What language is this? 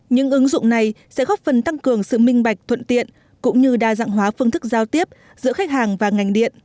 Vietnamese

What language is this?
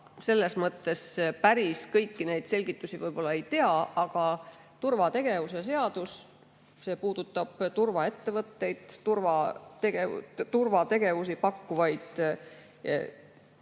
Estonian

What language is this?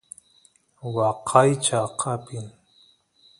Santiago del Estero Quichua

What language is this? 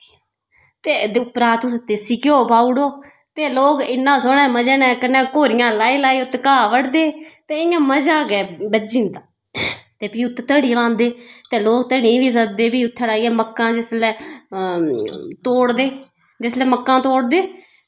Dogri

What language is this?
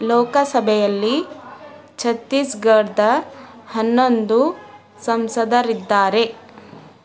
Kannada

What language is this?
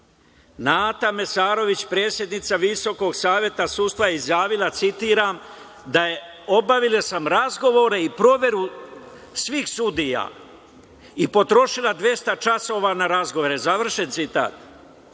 Serbian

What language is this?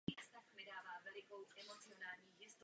Czech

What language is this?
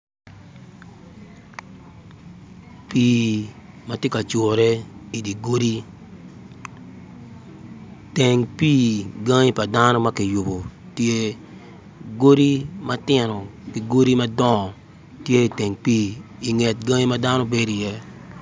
Acoli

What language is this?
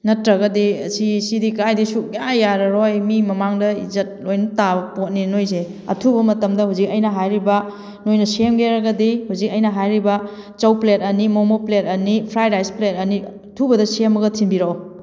Manipuri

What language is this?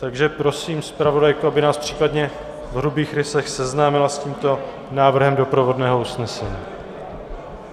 Czech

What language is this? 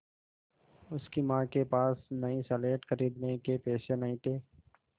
Hindi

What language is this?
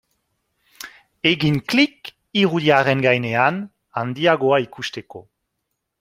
Basque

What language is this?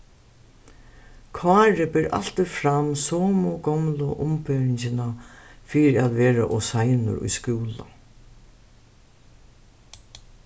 Faroese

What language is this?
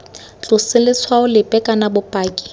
Tswana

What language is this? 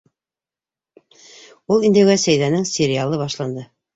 Bashkir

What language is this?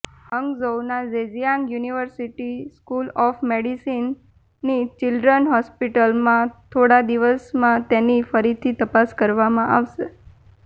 Gujarati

